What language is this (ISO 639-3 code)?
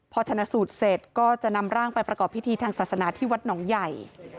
tha